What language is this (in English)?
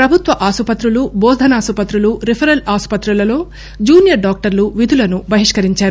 Telugu